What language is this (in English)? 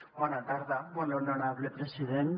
Catalan